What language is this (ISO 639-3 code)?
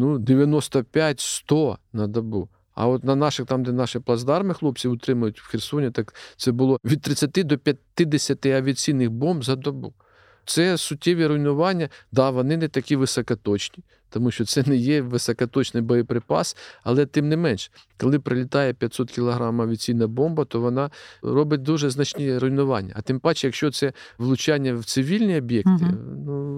ukr